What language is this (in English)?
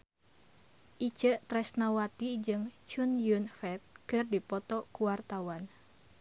Sundanese